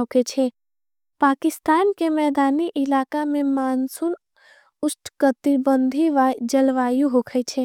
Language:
Angika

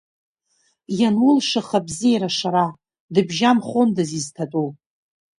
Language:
Abkhazian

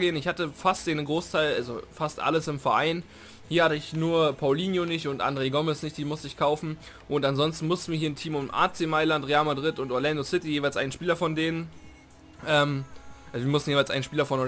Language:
German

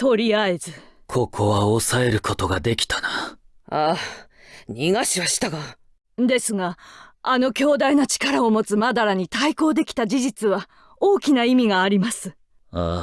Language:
Japanese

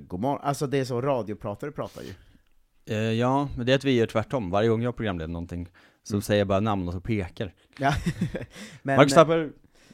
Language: Swedish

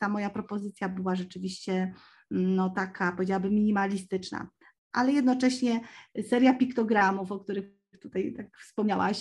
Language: Polish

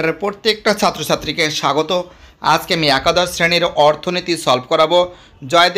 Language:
Bangla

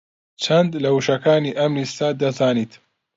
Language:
Central Kurdish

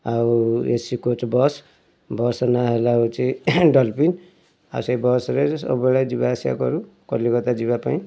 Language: Odia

